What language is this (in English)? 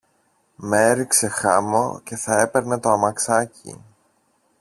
Greek